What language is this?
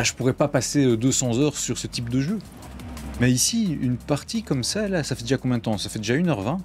French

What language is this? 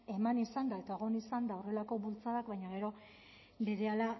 Basque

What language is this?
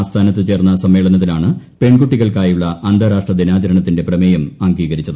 Malayalam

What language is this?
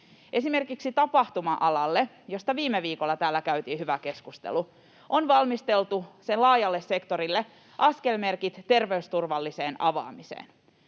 Finnish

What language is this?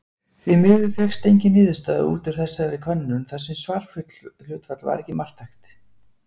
Icelandic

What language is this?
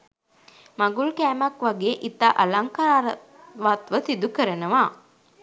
Sinhala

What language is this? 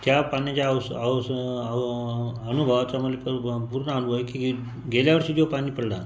Marathi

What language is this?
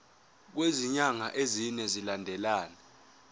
Zulu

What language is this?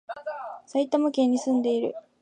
Japanese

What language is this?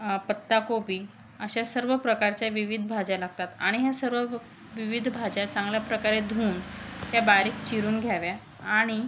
Marathi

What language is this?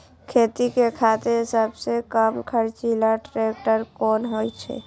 Maithili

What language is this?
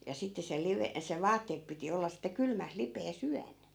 Finnish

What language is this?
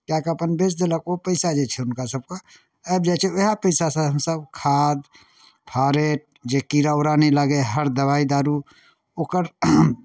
Maithili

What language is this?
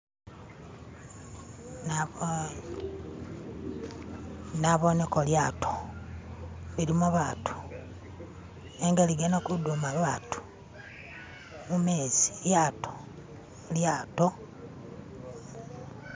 Masaaba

